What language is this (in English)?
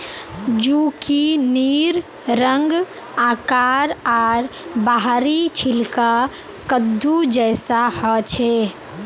Magahi